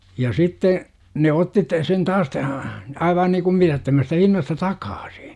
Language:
Finnish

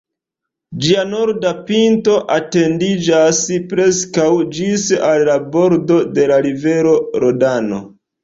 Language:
Esperanto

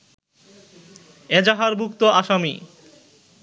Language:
Bangla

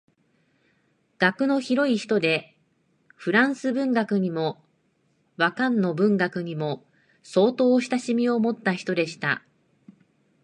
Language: Japanese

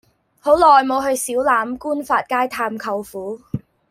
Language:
Cantonese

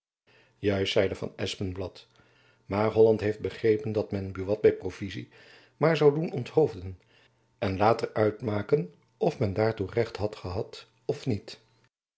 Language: Dutch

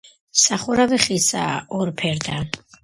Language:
Georgian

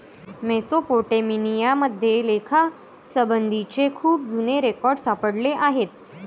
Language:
Marathi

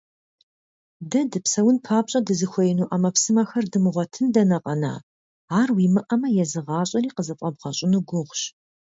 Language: Kabardian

